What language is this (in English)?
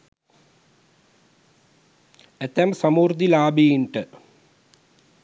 Sinhala